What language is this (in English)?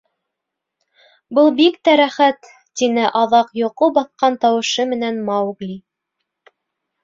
Bashkir